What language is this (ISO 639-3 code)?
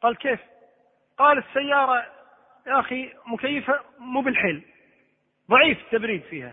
ara